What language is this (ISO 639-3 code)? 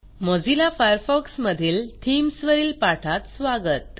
mar